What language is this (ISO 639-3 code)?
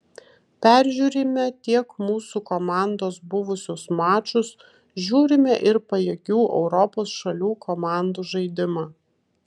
lit